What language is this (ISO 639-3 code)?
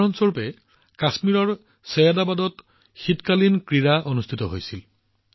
asm